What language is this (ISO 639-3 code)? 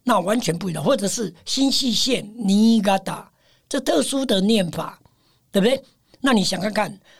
zho